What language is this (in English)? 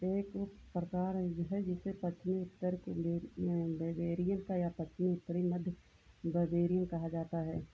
Hindi